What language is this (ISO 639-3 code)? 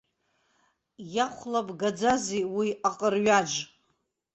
abk